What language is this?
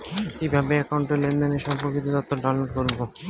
Bangla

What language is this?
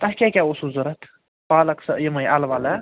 Kashmiri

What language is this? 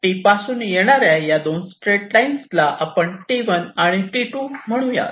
Marathi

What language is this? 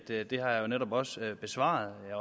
Danish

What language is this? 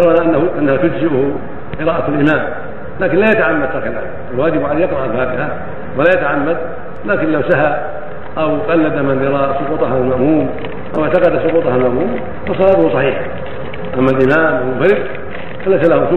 Arabic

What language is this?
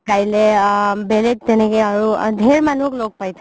Assamese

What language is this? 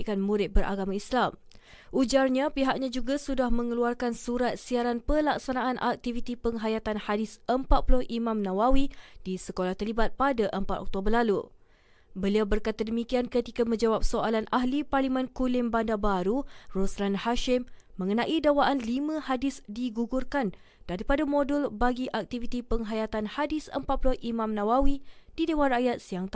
Malay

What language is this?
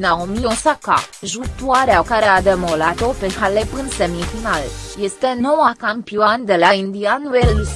Romanian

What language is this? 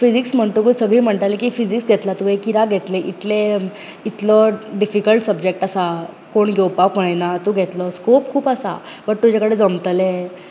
Konkani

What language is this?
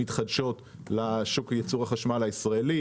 Hebrew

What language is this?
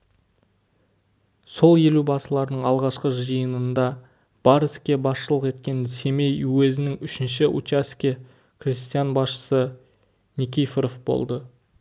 Kazakh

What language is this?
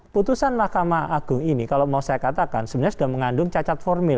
Indonesian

